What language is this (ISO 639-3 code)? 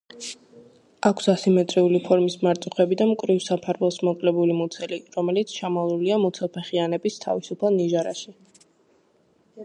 kat